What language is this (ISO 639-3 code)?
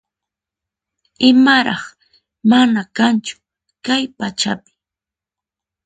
qxp